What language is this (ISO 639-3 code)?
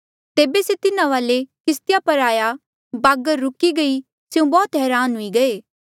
mjl